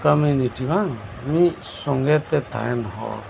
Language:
Santali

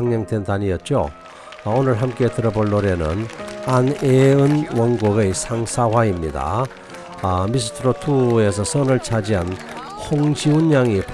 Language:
Korean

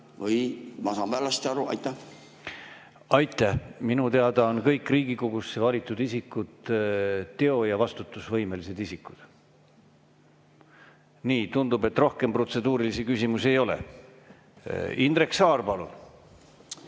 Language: Estonian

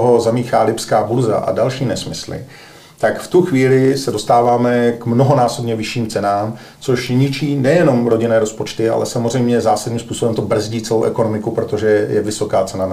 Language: Czech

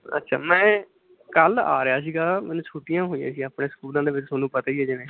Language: Punjabi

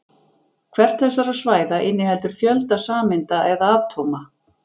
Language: Icelandic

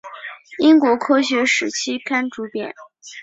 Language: Chinese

